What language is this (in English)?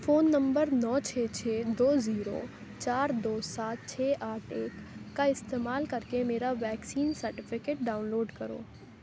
Urdu